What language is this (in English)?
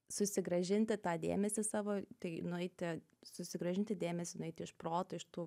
Lithuanian